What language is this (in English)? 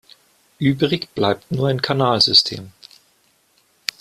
German